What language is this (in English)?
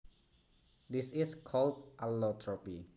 Javanese